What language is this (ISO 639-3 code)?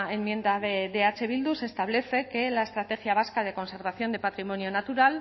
spa